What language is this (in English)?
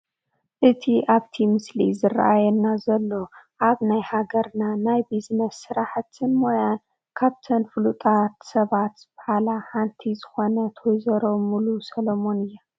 Tigrinya